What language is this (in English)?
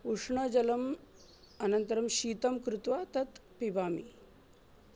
Sanskrit